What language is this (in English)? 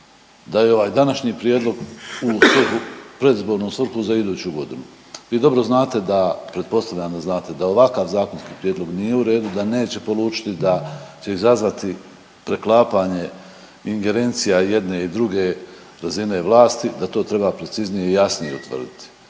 Croatian